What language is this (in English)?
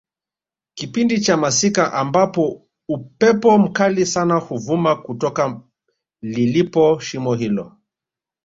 Swahili